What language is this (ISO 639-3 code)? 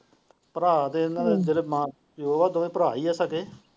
pan